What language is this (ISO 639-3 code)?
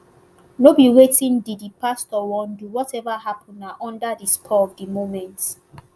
pcm